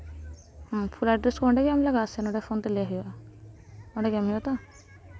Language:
Santali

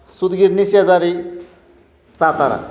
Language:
Marathi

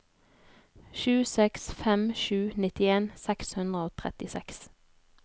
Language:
Norwegian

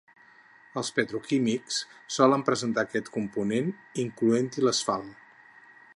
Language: Catalan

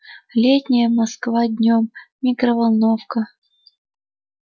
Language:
Russian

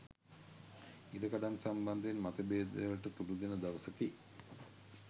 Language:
Sinhala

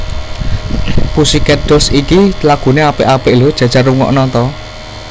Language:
Javanese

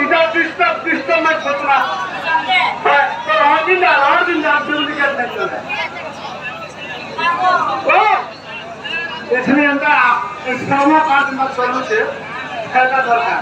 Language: Arabic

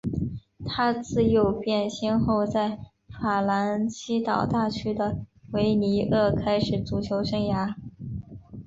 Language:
Chinese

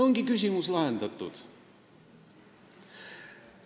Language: Estonian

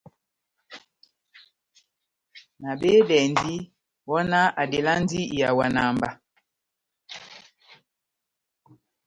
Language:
Batanga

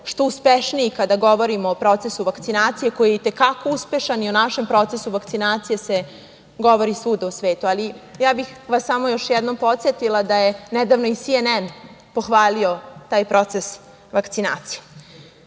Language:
Serbian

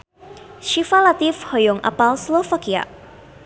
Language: Sundanese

